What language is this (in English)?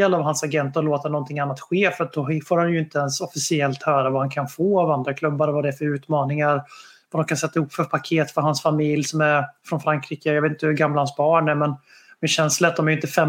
Swedish